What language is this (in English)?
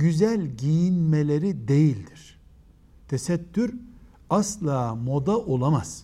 Turkish